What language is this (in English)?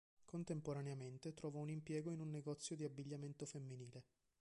Italian